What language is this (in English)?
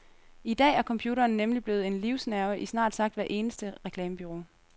Danish